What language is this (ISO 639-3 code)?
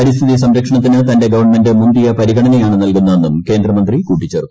mal